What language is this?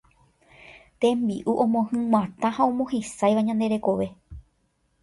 Guarani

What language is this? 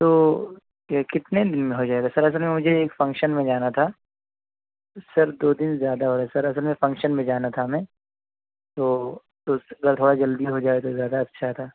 Urdu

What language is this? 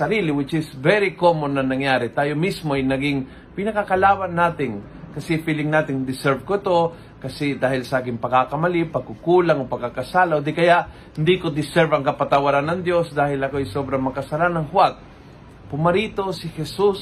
Filipino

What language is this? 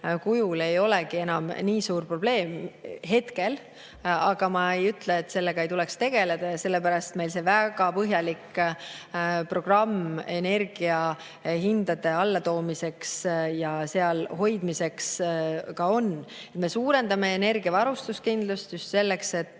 Estonian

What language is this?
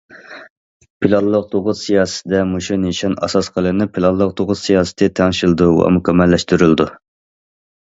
Uyghur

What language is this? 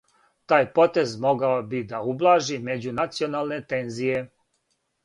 Serbian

